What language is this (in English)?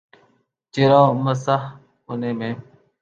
Urdu